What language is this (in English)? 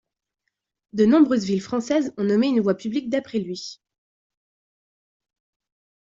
French